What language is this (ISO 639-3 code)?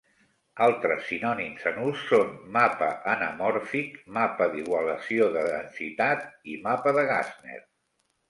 cat